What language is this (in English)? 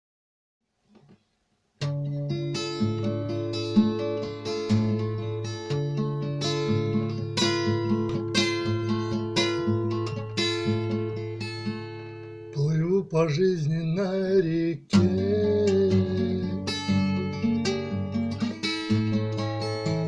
Russian